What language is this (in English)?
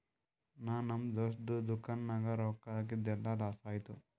Kannada